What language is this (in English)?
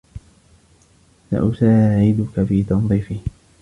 Arabic